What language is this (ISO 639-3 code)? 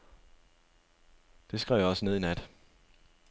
dan